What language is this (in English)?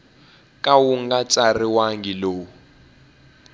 Tsonga